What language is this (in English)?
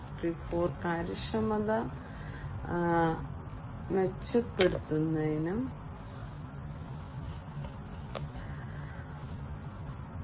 Malayalam